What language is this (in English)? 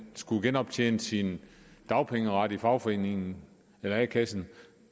Danish